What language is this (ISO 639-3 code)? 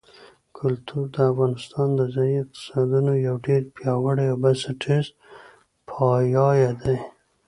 pus